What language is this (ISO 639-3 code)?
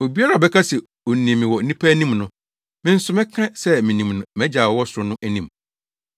aka